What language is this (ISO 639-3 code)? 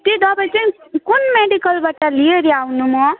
nep